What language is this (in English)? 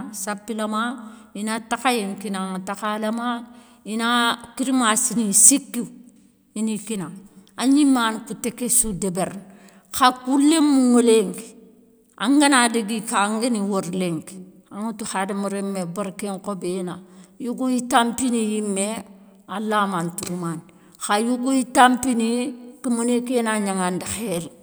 Soninke